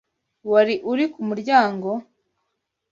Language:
Kinyarwanda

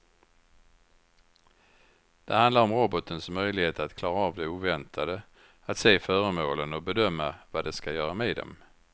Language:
Swedish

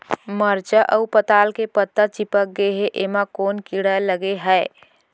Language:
Chhattisgarhi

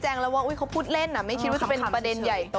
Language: Thai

